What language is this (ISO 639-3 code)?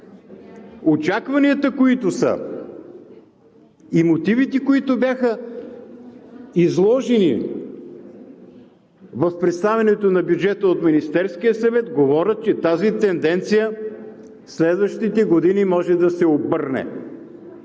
bul